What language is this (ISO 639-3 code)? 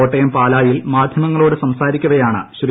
mal